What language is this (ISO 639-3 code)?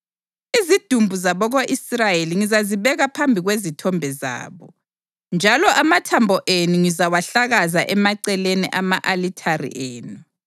nde